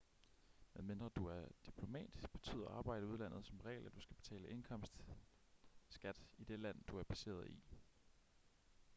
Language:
Danish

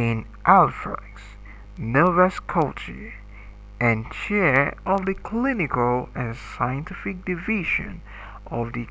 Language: English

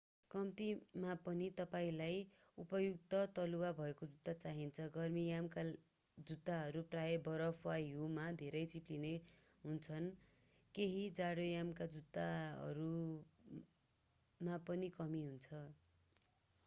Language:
Nepali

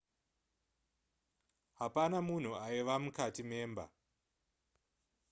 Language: Shona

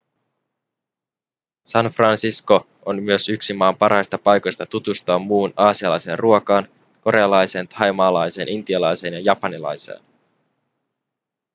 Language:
Finnish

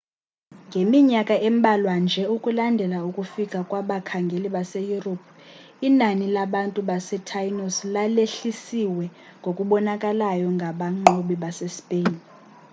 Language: Xhosa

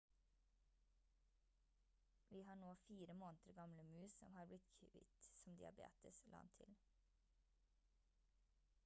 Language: Norwegian Bokmål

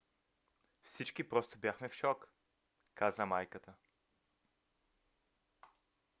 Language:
Bulgarian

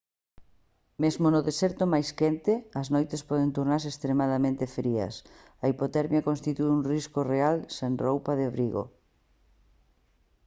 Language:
Galician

